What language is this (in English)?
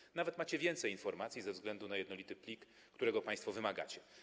Polish